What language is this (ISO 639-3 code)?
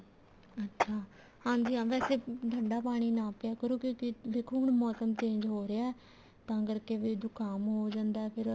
pan